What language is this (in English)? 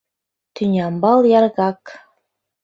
Mari